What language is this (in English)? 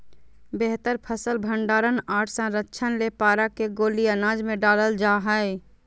Magahi